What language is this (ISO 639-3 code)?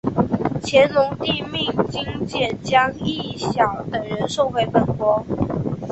zho